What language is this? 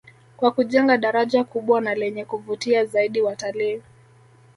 Swahili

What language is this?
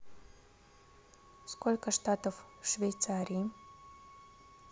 Russian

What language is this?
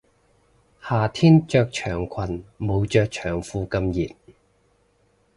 Cantonese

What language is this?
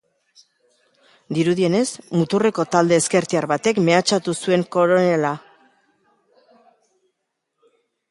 Basque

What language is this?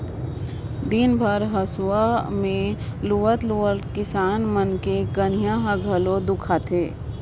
Chhattisgarhi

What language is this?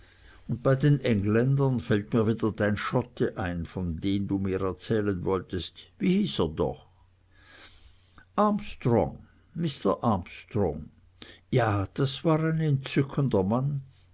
German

